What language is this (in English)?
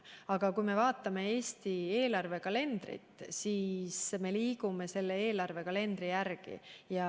Estonian